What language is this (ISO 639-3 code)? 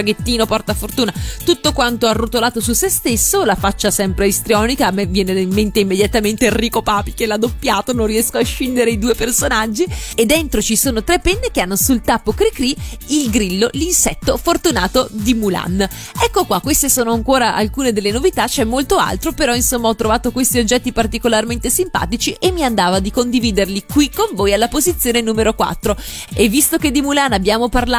ita